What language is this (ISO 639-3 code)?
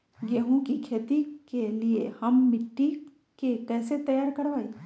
mag